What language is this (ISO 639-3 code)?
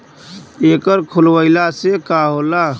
bho